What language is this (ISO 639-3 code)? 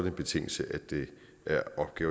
dan